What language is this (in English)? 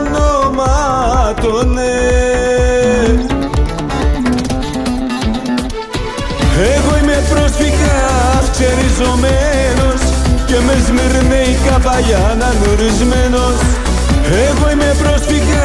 Greek